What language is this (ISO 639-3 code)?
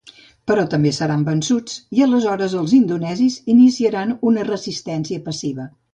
cat